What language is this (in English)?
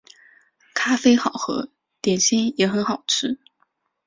Chinese